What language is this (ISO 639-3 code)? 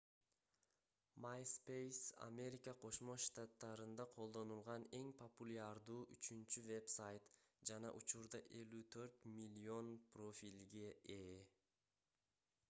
kir